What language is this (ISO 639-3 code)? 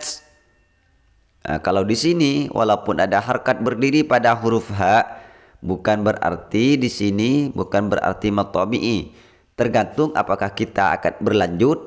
ind